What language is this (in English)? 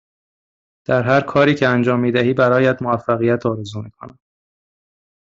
Persian